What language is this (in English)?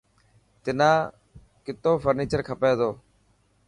Dhatki